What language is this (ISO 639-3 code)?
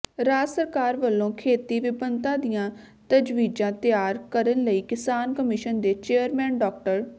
pan